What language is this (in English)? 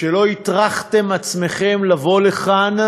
Hebrew